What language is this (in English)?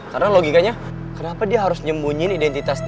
Indonesian